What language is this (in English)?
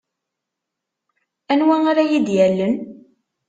Kabyle